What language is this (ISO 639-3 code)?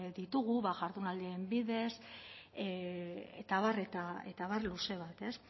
eus